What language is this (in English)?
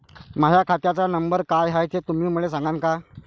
Marathi